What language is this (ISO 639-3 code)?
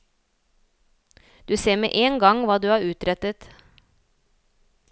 nor